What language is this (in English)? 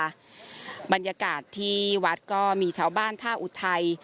Thai